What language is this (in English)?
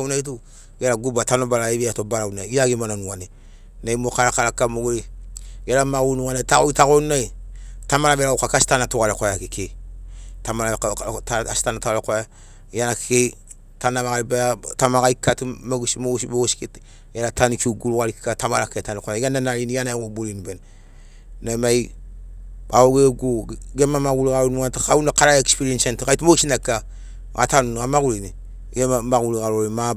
Sinaugoro